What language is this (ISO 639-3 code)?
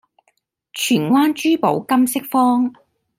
yue